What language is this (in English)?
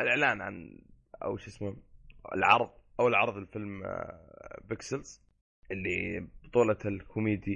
Arabic